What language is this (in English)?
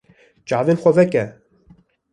Kurdish